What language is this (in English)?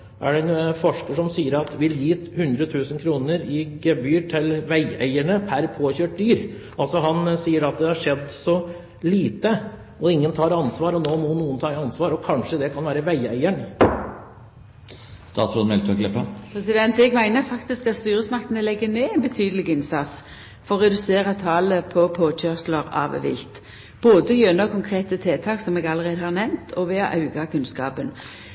Norwegian